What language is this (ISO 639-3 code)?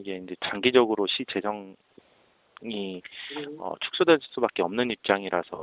kor